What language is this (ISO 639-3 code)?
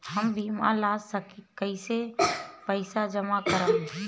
bho